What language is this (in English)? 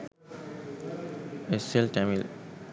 Sinhala